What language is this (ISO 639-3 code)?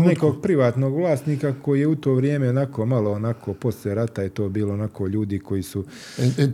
hrv